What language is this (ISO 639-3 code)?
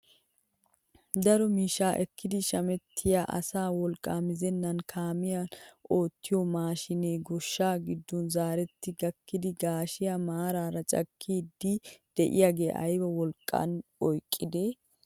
wal